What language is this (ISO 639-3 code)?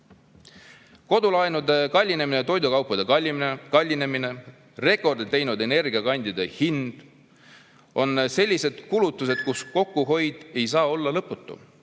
est